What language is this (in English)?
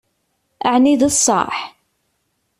Kabyle